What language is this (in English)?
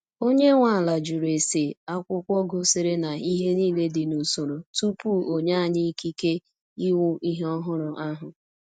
Igbo